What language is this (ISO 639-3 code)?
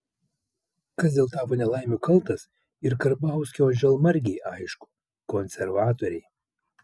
lit